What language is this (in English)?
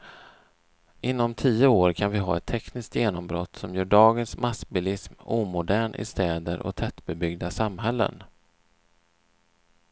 Swedish